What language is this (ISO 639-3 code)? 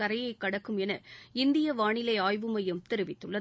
tam